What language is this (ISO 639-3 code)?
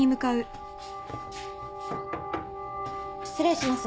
jpn